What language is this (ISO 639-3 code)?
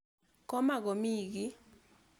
kln